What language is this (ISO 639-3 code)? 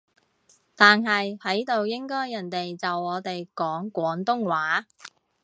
yue